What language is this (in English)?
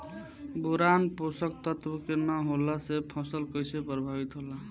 Bhojpuri